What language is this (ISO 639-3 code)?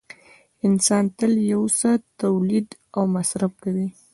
pus